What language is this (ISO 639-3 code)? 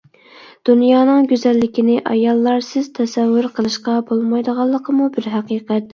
uig